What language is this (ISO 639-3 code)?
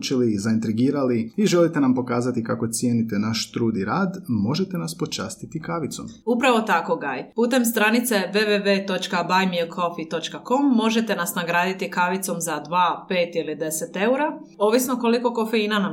hrv